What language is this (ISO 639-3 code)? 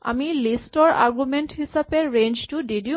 asm